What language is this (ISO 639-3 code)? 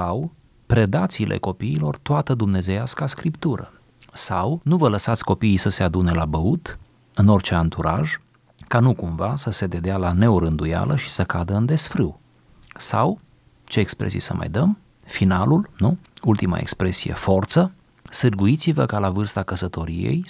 ron